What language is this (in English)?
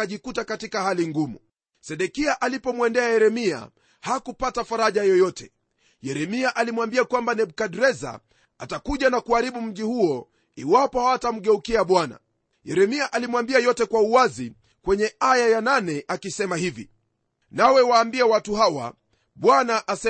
Swahili